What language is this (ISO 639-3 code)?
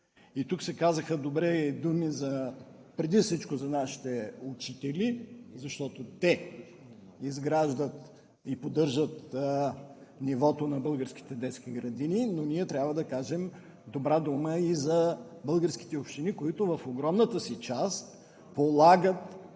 bul